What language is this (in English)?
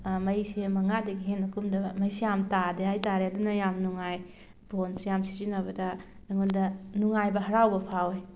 Manipuri